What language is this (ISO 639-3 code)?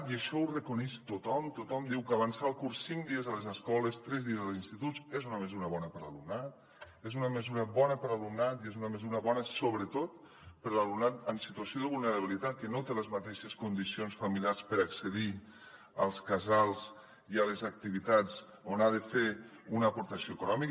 cat